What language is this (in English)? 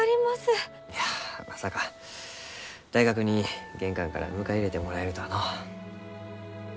Japanese